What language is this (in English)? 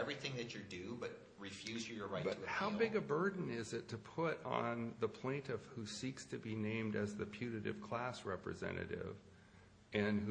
English